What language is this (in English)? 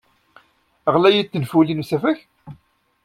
Kabyle